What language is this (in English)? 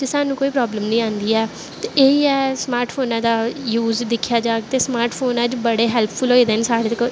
Dogri